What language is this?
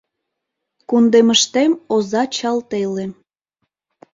Mari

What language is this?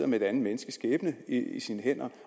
Danish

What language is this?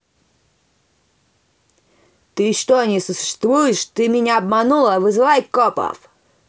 Russian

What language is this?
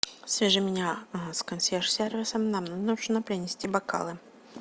Russian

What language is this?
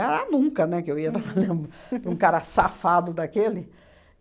Portuguese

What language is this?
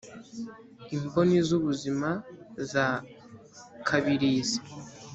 Kinyarwanda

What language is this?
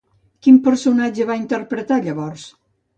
Catalan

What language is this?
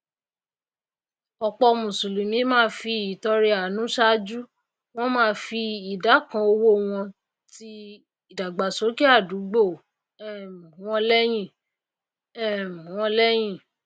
Yoruba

